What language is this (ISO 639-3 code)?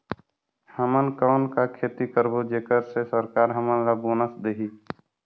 hne